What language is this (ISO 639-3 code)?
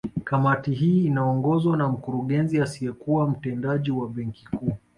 swa